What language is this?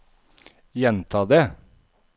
Norwegian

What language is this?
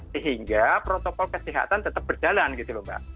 Indonesian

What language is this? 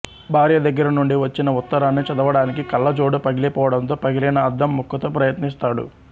Telugu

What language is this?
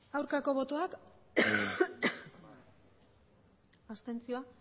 Basque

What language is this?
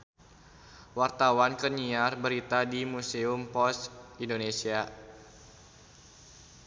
Sundanese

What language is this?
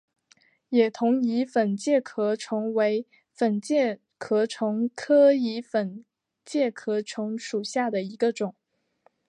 Chinese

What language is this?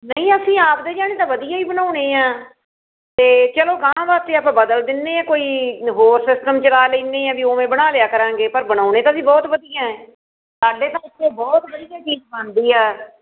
Punjabi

